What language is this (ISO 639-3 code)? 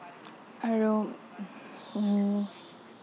asm